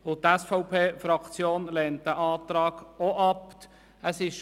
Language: Swiss German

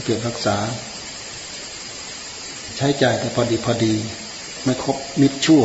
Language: Thai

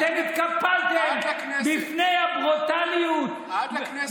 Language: Hebrew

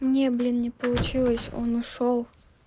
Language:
Russian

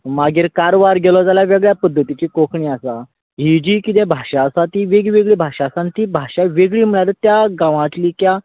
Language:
Konkani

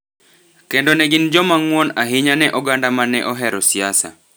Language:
Luo (Kenya and Tanzania)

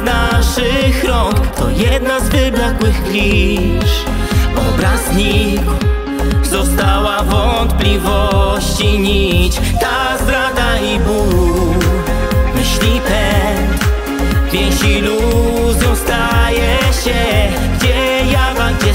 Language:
Polish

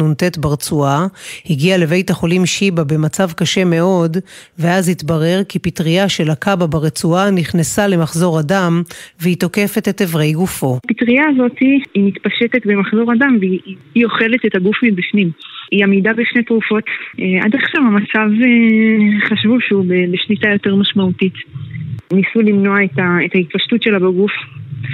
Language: Hebrew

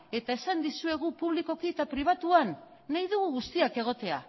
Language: Basque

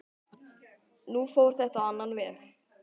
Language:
Icelandic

